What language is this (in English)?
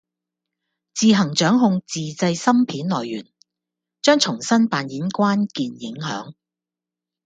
Cantonese